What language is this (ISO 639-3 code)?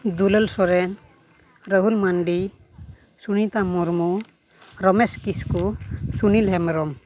sat